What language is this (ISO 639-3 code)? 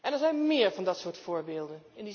nld